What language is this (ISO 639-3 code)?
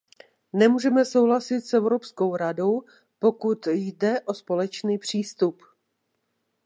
ces